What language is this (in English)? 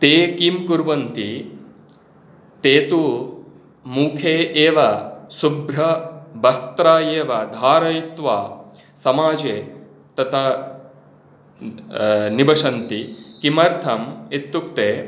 Sanskrit